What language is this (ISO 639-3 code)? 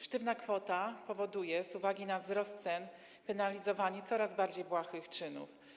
pol